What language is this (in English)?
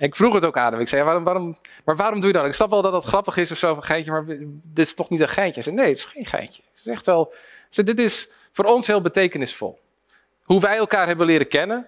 Dutch